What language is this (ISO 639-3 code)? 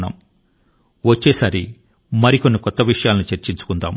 tel